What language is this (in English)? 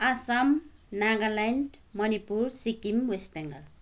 Nepali